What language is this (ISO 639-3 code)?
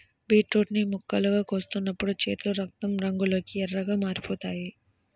tel